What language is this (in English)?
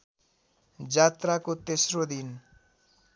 Nepali